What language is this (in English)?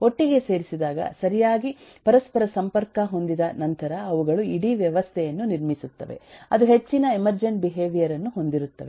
Kannada